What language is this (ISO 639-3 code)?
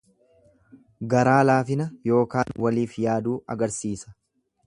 orm